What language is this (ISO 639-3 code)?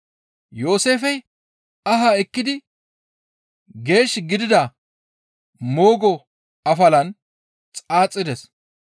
gmv